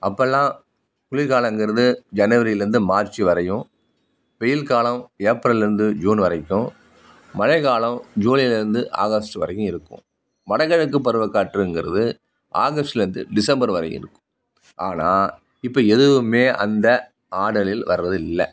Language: Tamil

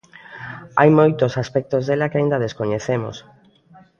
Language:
Galician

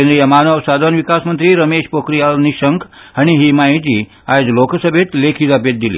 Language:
Konkani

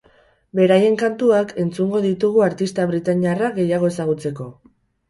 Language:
Basque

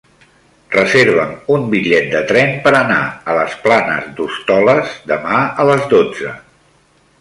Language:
Catalan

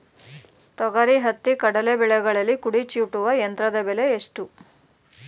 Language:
Kannada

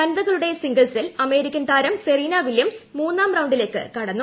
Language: Malayalam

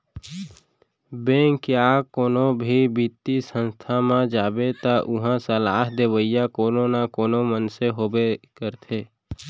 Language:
Chhattisgarhi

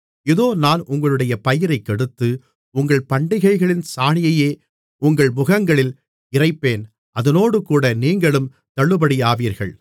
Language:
Tamil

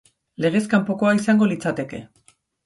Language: Basque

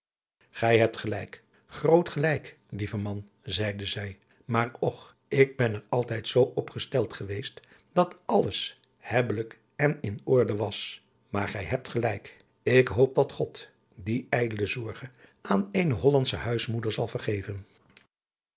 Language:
Dutch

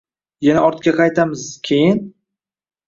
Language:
Uzbek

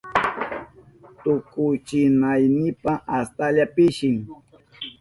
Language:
Southern Pastaza Quechua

